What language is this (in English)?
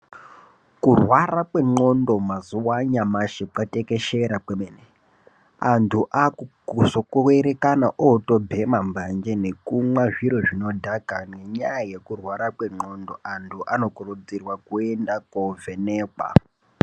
Ndau